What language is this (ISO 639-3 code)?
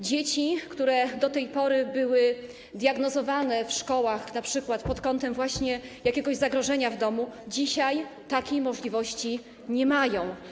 pol